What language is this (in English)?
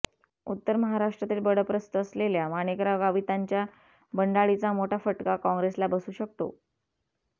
Marathi